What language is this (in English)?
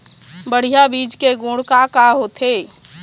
Chhattisgarhi